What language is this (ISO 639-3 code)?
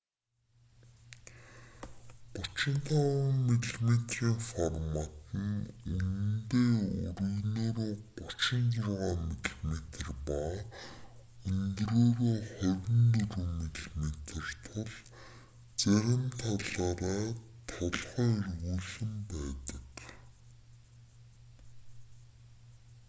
mon